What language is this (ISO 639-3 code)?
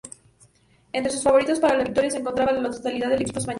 spa